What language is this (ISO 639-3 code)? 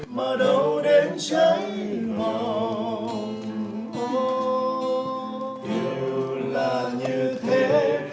vie